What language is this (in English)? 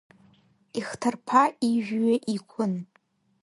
Abkhazian